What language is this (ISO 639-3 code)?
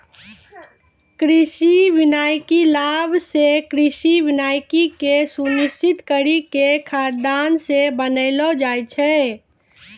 mai